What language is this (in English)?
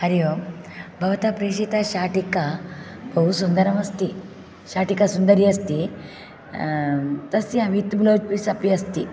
Sanskrit